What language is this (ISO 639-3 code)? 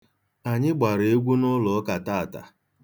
ibo